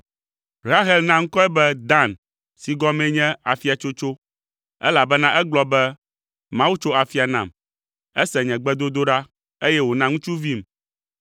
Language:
Ewe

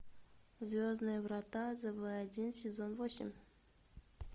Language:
Russian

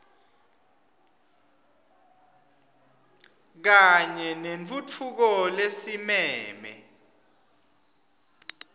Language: Swati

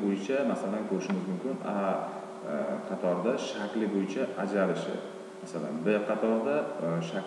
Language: Turkish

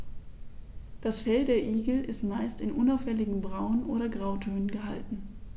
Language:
German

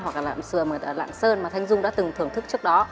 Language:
Vietnamese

